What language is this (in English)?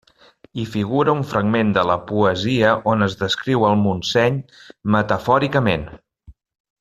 Catalan